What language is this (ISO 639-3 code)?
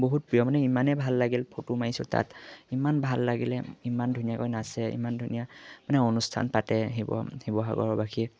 asm